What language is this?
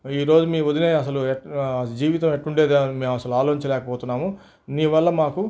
Telugu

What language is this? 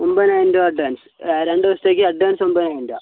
Malayalam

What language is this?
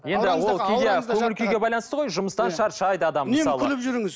Kazakh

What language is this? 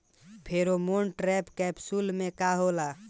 Bhojpuri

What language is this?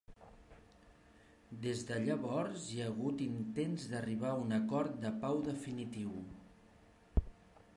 Catalan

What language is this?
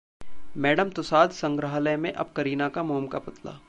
Hindi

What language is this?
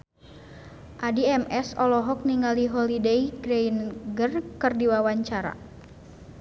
Sundanese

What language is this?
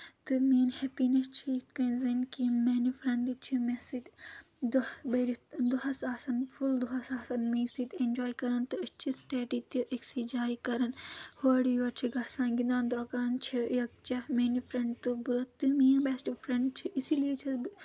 Kashmiri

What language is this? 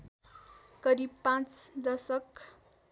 Nepali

